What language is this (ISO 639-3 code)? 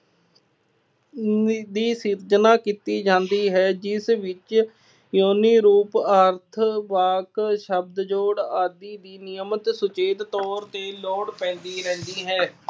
pan